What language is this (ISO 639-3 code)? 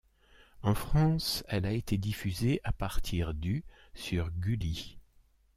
fra